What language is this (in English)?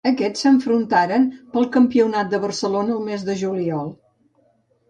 Catalan